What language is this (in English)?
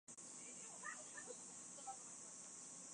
Chinese